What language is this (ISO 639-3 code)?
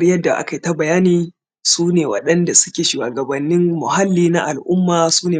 hau